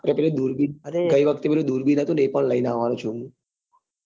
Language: Gujarati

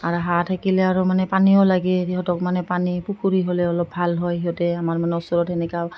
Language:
Assamese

